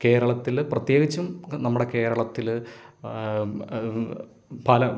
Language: Malayalam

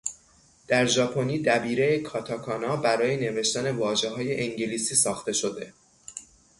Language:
Persian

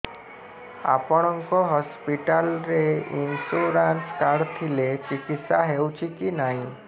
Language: Odia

